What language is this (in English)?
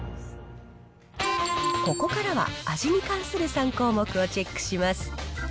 Japanese